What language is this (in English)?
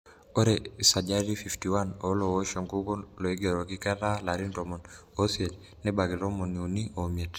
Masai